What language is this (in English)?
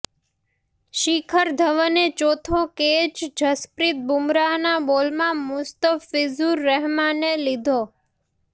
Gujarati